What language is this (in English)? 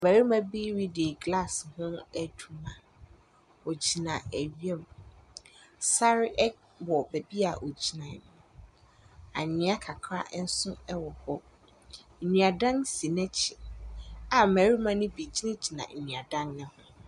Akan